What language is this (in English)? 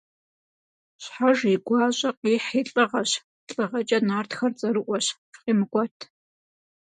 Kabardian